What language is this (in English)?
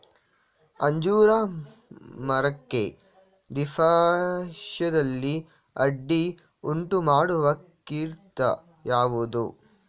Kannada